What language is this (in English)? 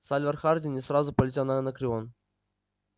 Russian